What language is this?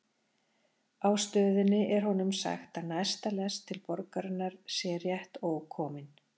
Icelandic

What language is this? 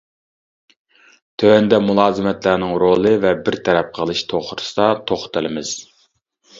Uyghur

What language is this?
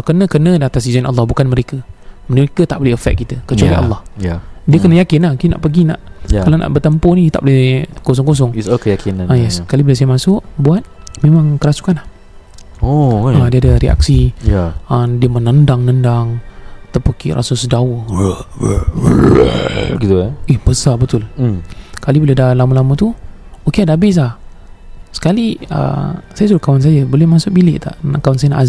Malay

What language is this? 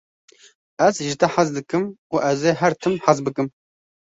Kurdish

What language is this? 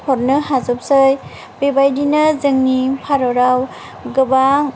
Bodo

